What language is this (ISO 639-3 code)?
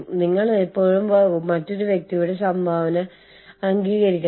mal